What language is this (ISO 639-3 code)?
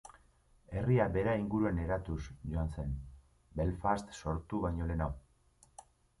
eus